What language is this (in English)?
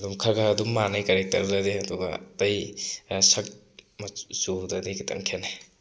Manipuri